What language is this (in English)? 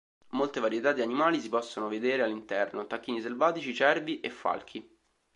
Italian